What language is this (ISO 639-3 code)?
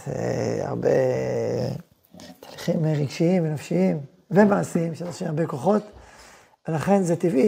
heb